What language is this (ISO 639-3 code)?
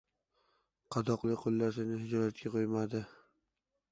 uzb